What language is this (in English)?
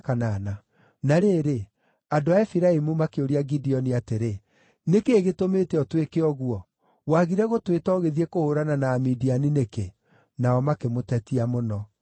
Kikuyu